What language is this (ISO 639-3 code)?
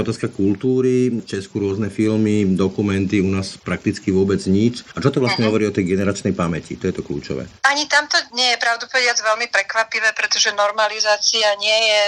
slk